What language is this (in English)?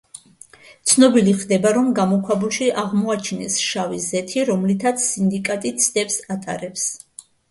Georgian